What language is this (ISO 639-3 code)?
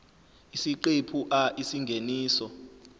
zul